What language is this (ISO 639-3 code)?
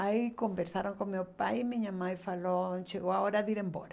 por